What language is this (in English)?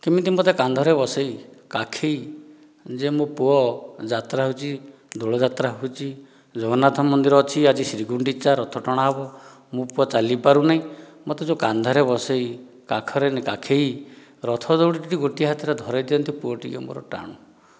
Odia